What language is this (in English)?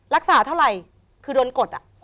Thai